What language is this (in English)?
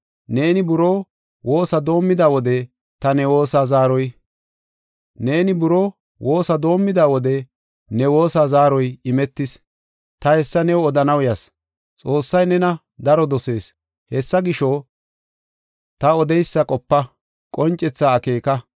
Gofa